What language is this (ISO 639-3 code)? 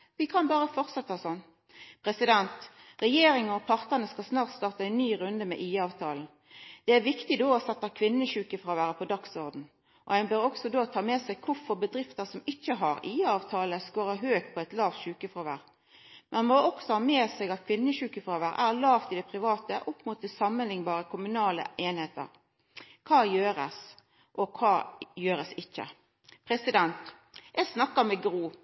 nno